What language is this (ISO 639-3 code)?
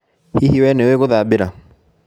kik